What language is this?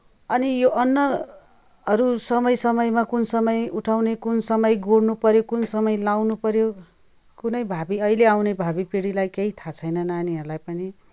Nepali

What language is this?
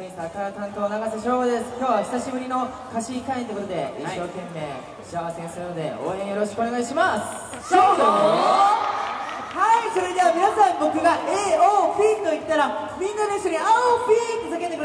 Japanese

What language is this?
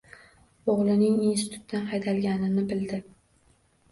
Uzbek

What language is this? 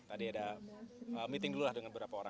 Indonesian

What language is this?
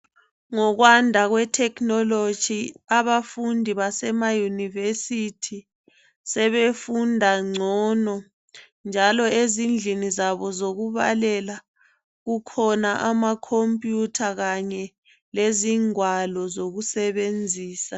North Ndebele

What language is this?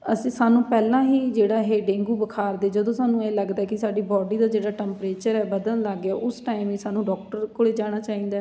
Punjabi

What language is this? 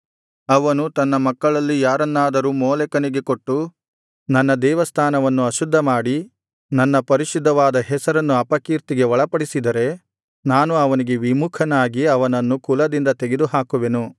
Kannada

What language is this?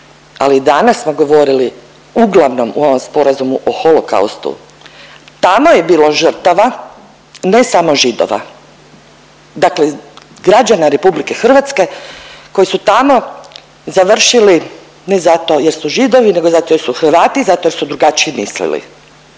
Croatian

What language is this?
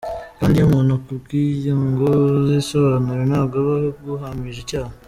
Kinyarwanda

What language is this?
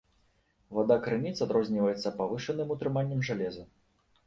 Belarusian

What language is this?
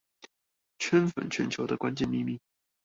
Chinese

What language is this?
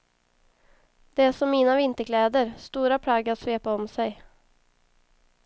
Swedish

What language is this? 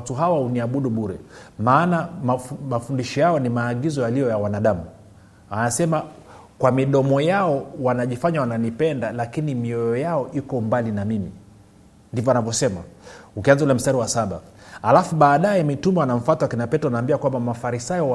Swahili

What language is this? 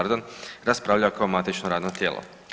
Croatian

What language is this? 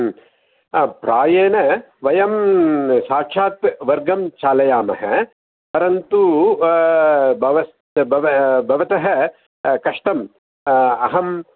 Sanskrit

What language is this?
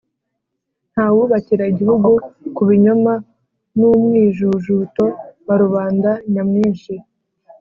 Kinyarwanda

